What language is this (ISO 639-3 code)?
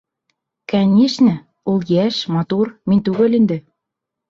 bak